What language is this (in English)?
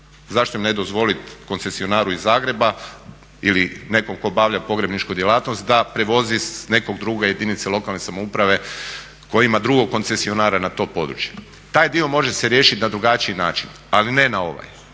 Croatian